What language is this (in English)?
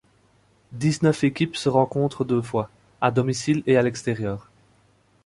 French